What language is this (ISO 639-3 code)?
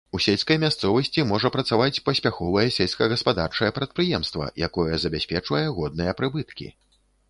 bel